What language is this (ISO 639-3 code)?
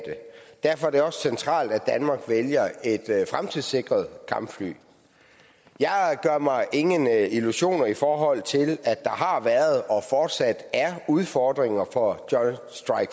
dan